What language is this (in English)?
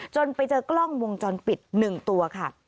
Thai